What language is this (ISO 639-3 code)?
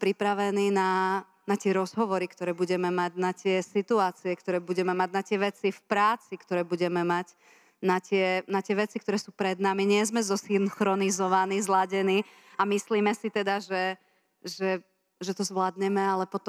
slk